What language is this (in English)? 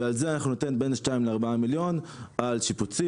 Hebrew